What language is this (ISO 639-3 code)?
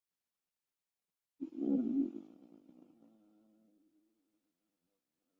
zho